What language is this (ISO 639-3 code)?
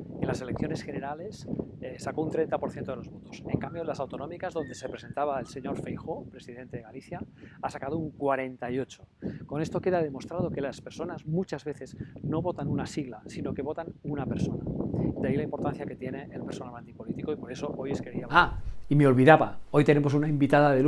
spa